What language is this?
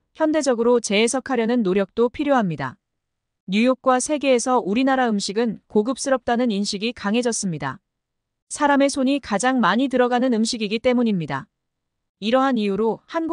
Korean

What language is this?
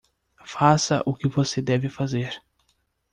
Portuguese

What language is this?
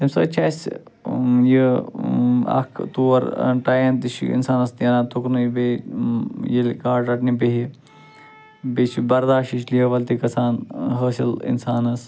Kashmiri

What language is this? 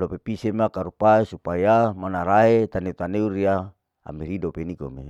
Larike-Wakasihu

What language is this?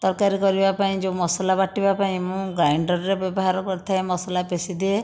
Odia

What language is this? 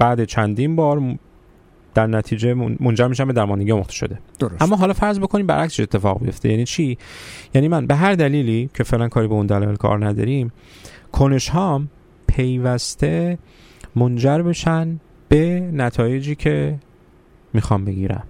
Persian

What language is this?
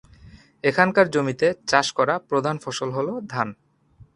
Bangla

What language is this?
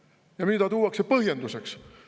Estonian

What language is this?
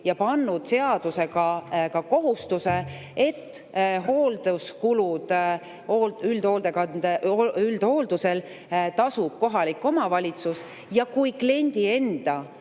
Estonian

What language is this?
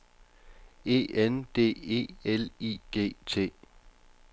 Danish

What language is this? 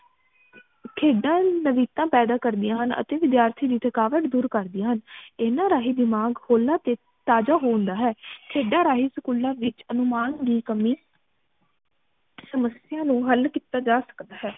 Punjabi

